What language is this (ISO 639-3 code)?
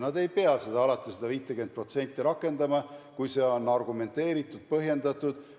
est